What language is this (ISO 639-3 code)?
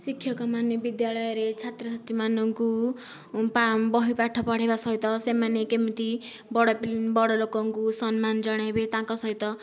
ori